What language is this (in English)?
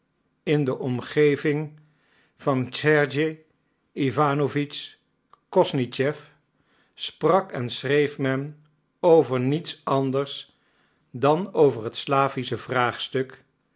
Dutch